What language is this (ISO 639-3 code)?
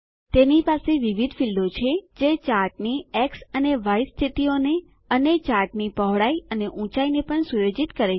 guj